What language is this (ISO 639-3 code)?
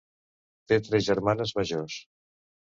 cat